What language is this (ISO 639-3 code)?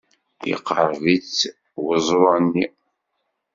kab